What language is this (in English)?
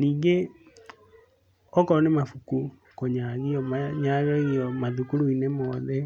Kikuyu